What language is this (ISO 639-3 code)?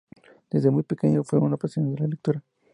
spa